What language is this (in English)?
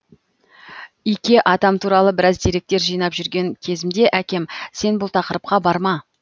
Kazakh